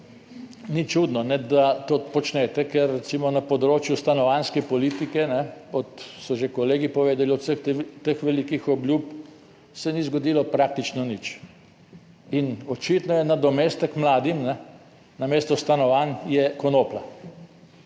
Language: Slovenian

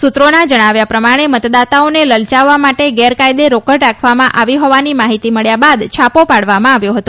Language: Gujarati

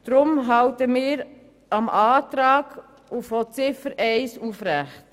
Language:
Swiss German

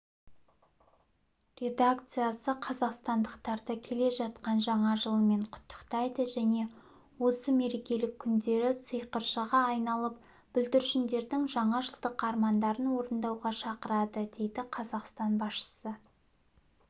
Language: Kazakh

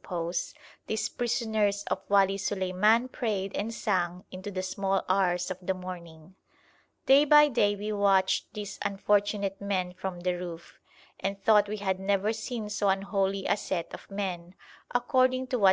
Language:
English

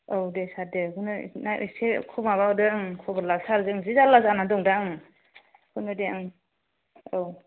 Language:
Bodo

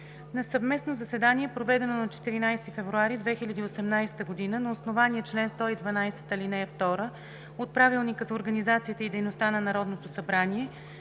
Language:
Bulgarian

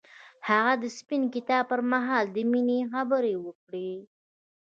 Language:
Pashto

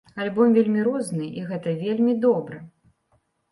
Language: Belarusian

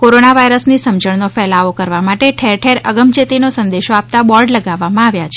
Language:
Gujarati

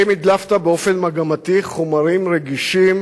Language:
Hebrew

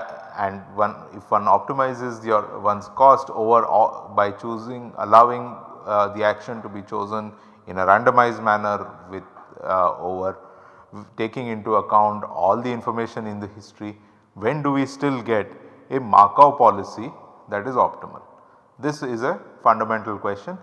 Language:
English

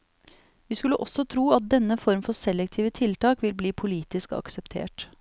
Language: Norwegian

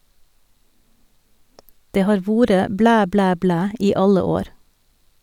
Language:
Norwegian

